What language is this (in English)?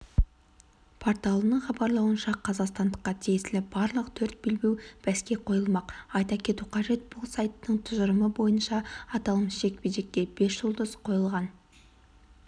Kazakh